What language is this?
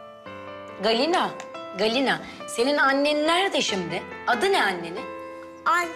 Turkish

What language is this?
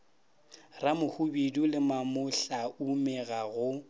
Northern Sotho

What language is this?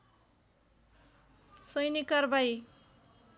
Nepali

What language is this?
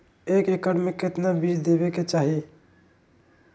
Magahi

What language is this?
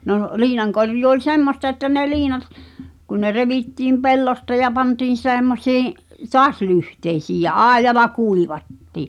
Finnish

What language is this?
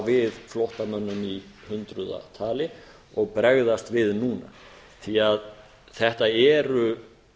Icelandic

